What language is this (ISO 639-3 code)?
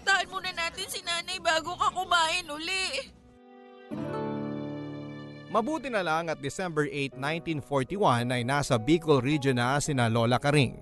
fil